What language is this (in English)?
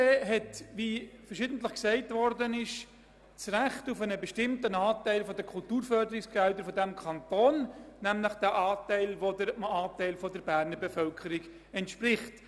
Swiss German